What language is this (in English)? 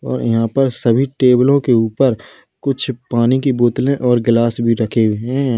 Hindi